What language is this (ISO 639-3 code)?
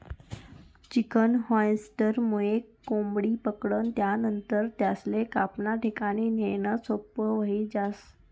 mar